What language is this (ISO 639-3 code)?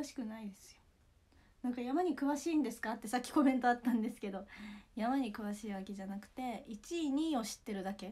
jpn